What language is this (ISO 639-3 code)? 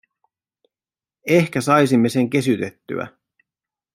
fin